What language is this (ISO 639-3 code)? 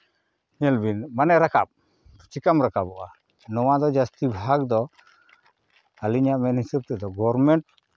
sat